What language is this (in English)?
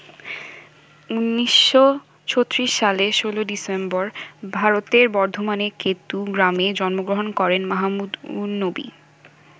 Bangla